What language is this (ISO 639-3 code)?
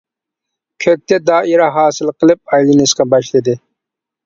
uig